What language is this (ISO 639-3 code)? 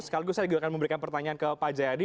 ind